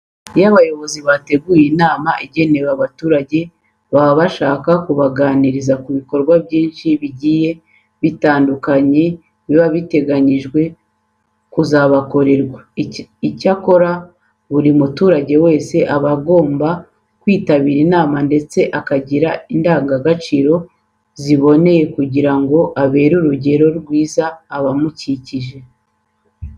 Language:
Kinyarwanda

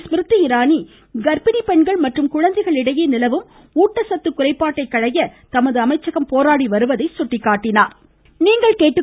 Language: Tamil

